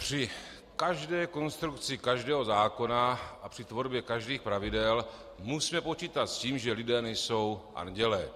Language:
Czech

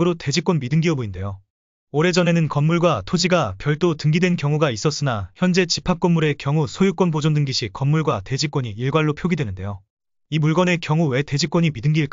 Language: Korean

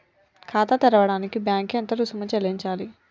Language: Telugu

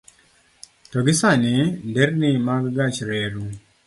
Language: Luo (Kenya and Tanzania)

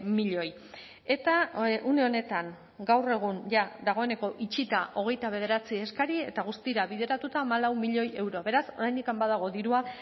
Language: Basque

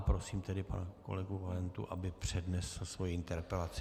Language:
Czech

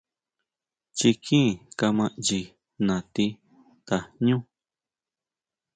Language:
Huautla Mazatec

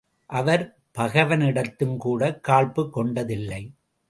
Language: Tamil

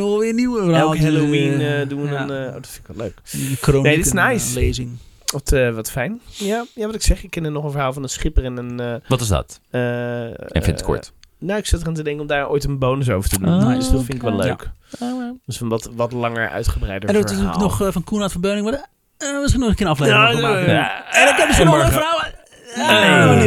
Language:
Dutch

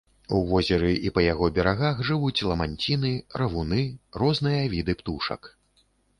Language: Belarusian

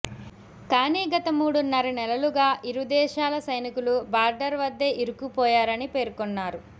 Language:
Telugu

